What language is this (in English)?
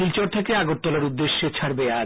Bangla